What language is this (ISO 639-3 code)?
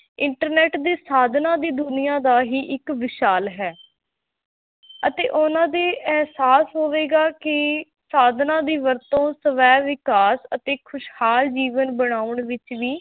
pan